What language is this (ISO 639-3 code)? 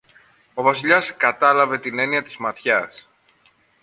ell